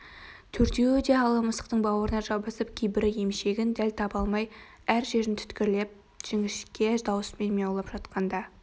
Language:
Kazakh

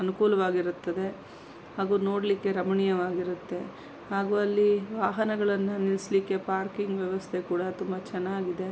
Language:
Kannada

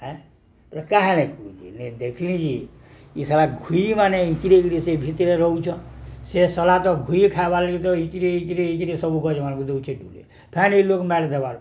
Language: Odia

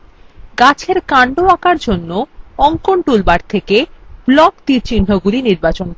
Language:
Bangla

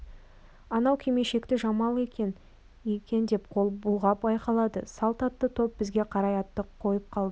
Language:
Kazakh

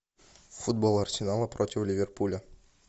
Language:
Russian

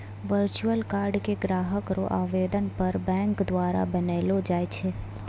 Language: Maithili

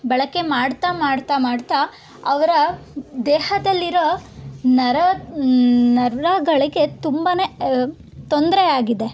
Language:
Kannada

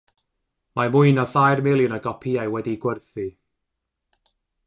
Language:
Welsh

